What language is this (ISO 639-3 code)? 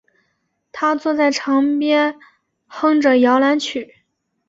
zho